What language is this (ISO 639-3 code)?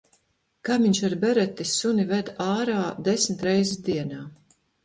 lav